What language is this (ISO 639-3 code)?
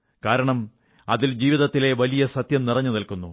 mal